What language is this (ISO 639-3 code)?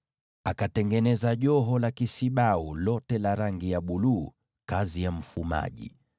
swa